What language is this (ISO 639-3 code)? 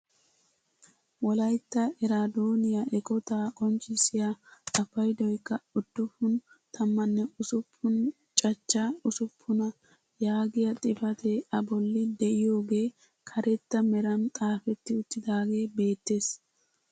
wal